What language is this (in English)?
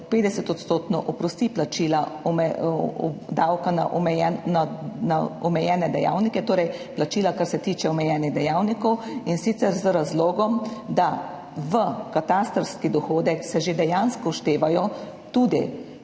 Slovenian